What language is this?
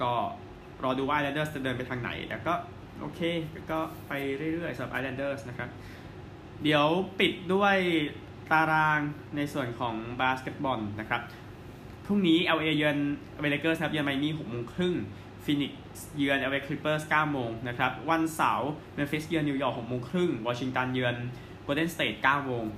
Thai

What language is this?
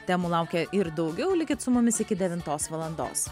Lithuanian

